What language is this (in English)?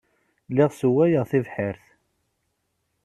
Kabyle